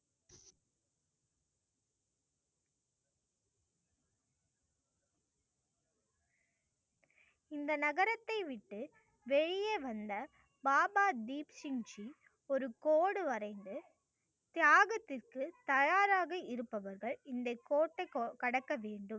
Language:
Tamil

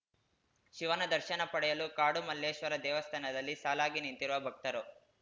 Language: Kannada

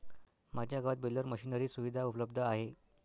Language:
Marathi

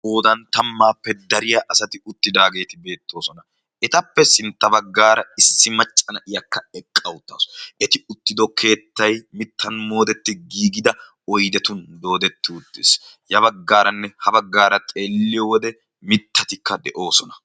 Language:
Wolaytta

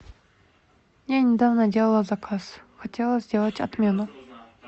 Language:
Russian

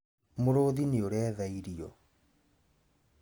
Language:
Kikuyu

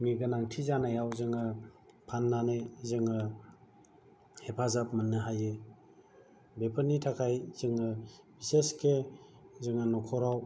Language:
Bodo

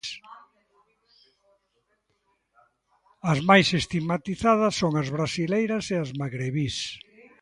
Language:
Galician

